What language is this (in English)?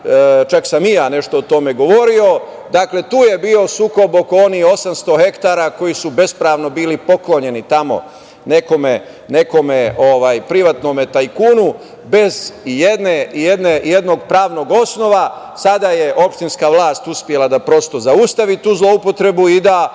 Serbian